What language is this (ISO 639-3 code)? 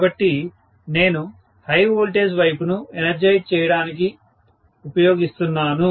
tel